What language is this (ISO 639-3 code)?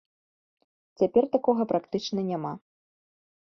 bel